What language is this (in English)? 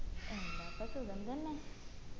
Malayalam